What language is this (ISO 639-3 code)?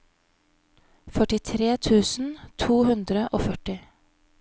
nor